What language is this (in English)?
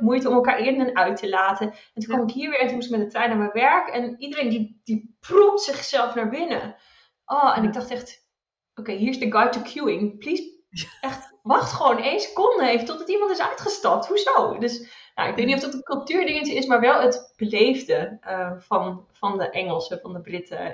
Dutch